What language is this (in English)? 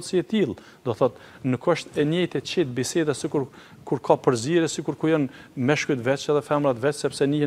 Romanian